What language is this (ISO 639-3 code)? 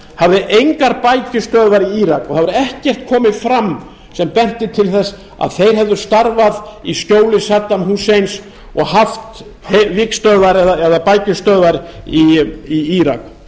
isl